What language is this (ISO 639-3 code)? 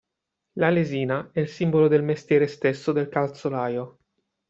ita